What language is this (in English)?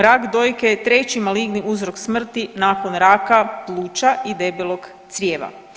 Croatian